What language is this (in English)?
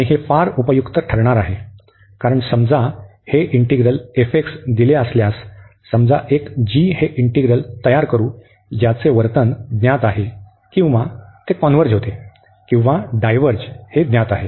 Marathi